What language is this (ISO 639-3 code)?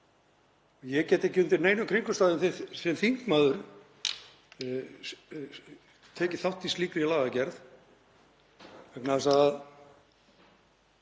isl